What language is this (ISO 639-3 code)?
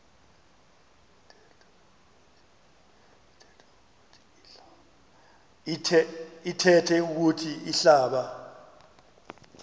xho